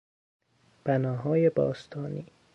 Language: Persian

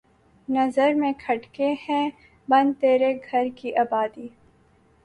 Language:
Urdu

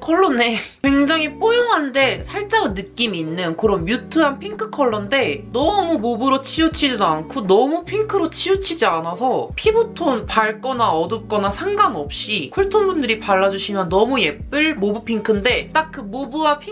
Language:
Korean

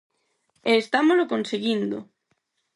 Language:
Galician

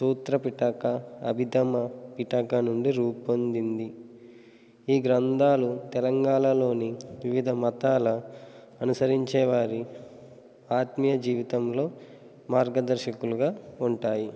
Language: Telugu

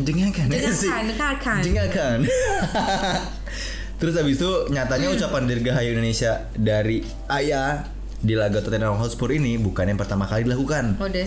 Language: Indonesian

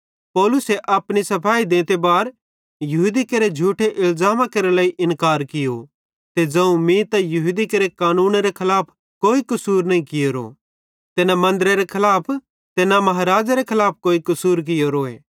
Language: Bhadrawahi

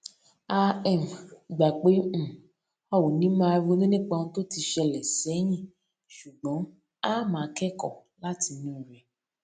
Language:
Yoruba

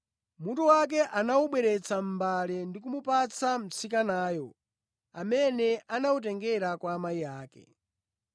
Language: Nyanja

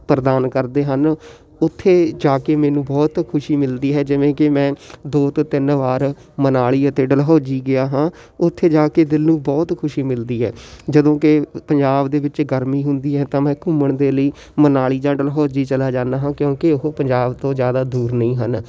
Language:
Punjabi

